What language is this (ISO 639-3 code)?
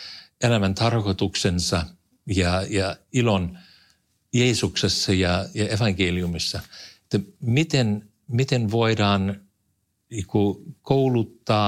fin